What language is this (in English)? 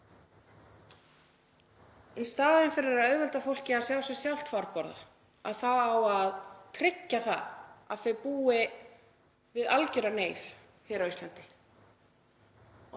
Icelandic